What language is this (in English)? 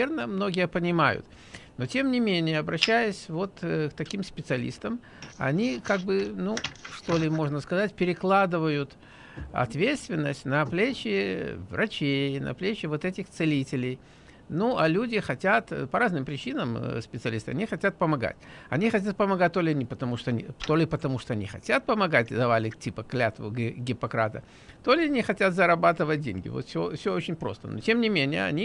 Russian